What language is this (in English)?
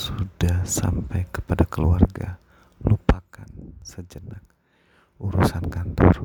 Indonesian